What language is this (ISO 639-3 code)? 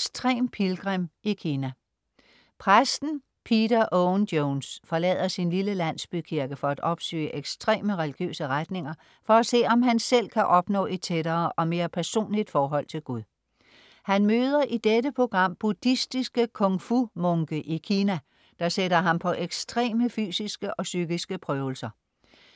dan